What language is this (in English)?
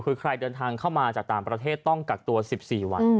Thai